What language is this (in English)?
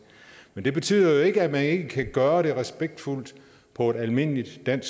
Danish